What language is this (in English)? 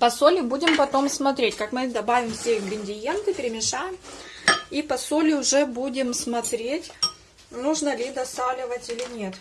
Russian